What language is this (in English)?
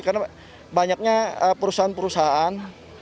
Indonesian